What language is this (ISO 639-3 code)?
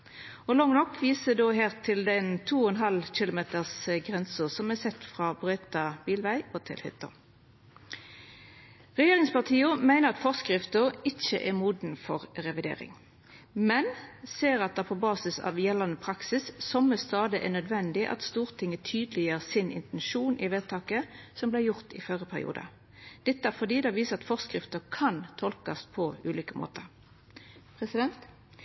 nno